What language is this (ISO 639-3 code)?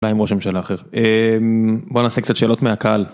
heb